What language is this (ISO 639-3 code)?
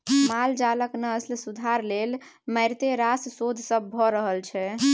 mai